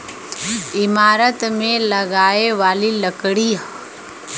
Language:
Bhojpuri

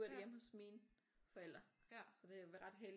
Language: Danish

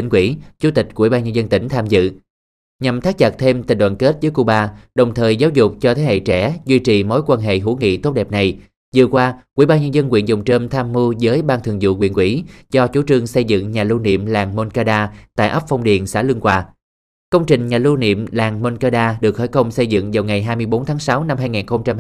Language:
Vietnamese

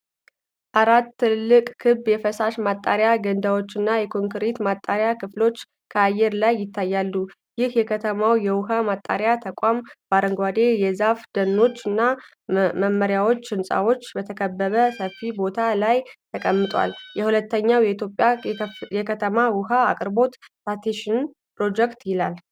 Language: Amharic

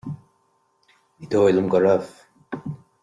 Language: Irish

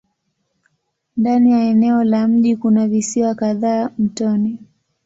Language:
Swahili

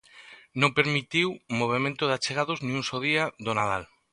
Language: Galician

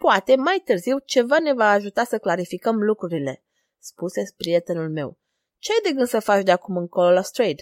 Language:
Romanian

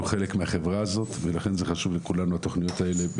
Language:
Hebrew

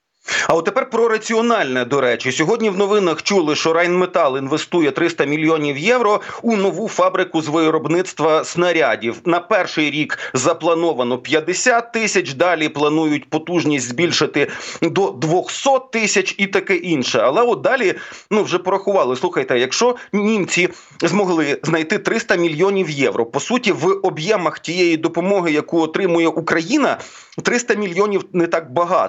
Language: Ukrainian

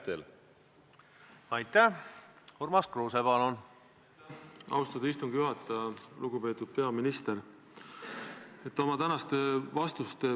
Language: Estonian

